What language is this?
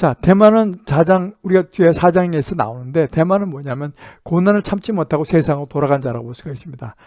Korean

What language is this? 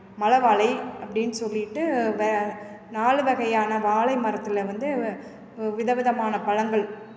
Tamil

